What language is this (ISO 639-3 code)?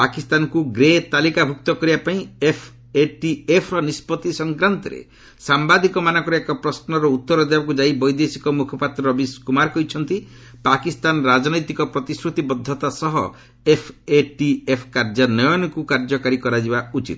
ori